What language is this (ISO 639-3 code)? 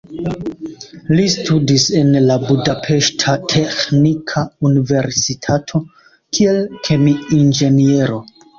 epo